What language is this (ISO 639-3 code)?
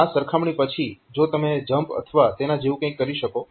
guj